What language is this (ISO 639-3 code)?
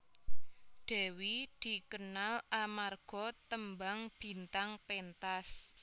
jav